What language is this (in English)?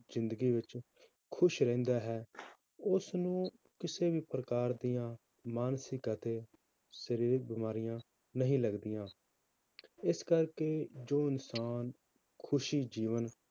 Punjabi